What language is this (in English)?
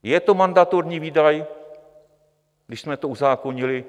Czech